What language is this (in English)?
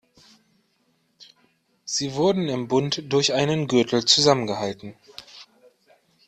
German